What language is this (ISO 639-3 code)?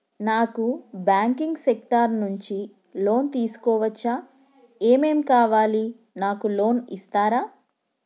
tel